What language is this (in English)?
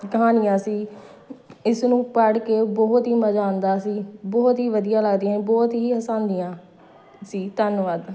Punjabi